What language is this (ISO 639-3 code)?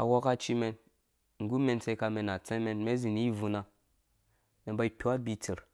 ldb